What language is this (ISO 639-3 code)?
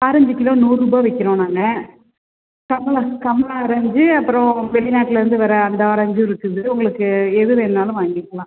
tam